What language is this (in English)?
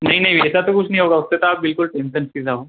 Hindi